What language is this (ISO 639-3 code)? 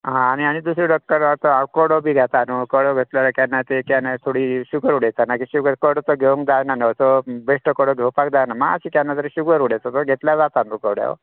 kok